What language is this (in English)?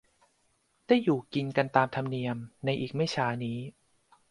Thai